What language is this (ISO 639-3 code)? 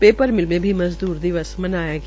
hin